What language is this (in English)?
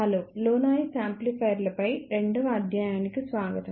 Telugu